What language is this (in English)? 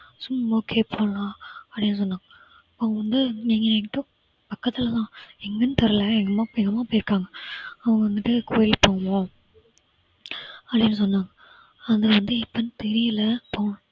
Tamil